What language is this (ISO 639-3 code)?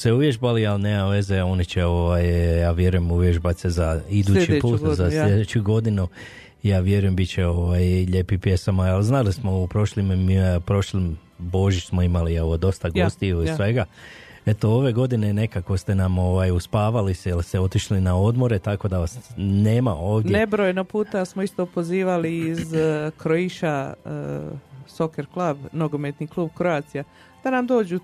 hrv